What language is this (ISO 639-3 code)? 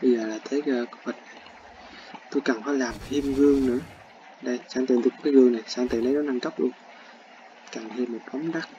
vie